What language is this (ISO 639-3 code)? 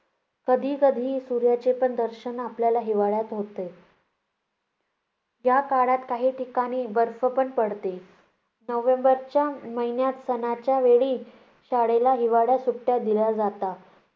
mar